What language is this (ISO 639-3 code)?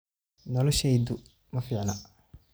som